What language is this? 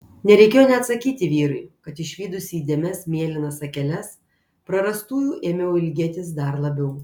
Lithuanian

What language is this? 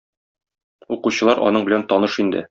Tatar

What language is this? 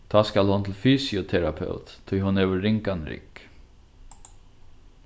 Faroese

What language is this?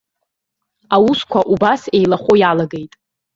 Abkhazian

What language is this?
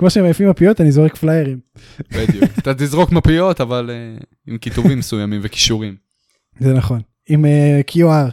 Hebrew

